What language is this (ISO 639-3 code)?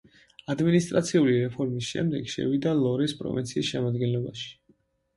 kat